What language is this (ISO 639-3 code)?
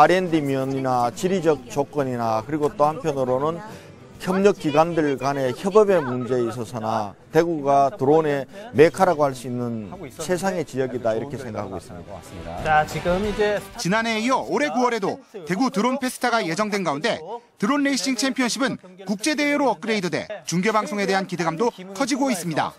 kor